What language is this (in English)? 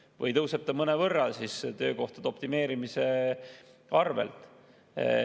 Estonian